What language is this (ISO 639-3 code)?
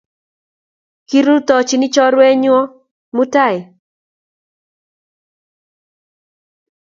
kln